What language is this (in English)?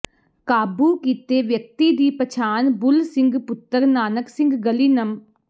Punjabi